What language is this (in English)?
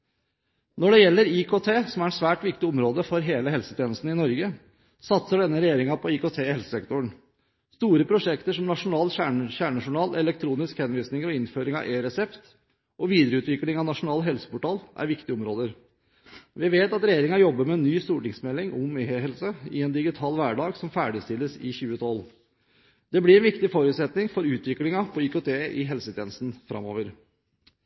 Norwegian Bokmål